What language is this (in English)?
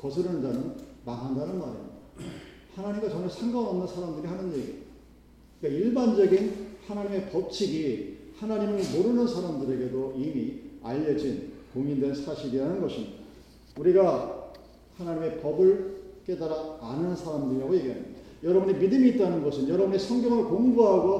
Korean